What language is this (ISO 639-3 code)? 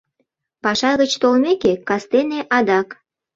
chm